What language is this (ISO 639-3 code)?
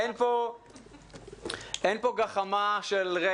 heb